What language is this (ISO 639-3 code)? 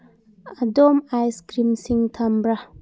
mni